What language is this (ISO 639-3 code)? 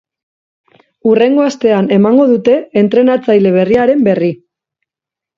eus